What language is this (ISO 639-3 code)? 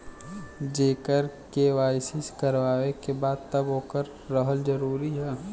bho